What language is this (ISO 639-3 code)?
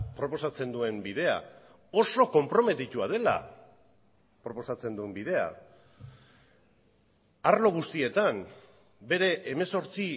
eus